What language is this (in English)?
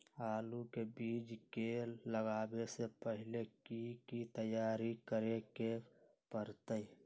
Magahi